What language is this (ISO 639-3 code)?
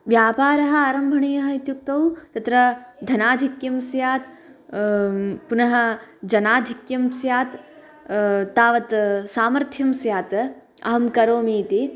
san